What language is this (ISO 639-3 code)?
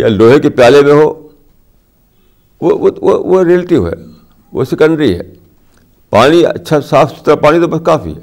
urd